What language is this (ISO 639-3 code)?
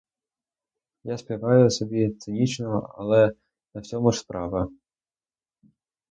ukr